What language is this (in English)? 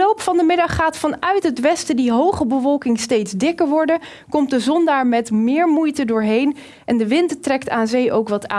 Dutch